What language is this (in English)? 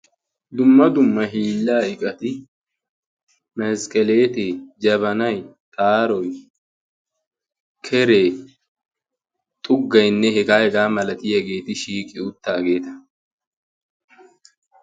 Wolaytta